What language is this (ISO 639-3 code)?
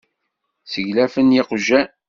kab